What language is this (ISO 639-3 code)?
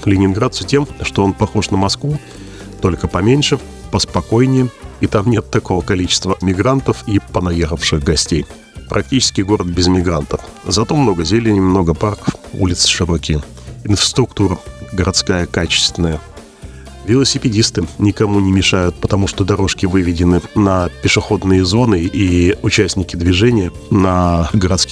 rus